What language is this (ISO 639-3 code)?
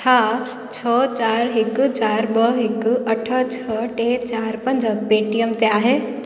snd